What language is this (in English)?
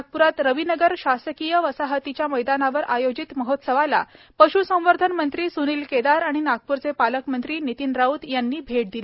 Marathi